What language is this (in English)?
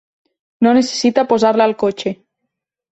Catalan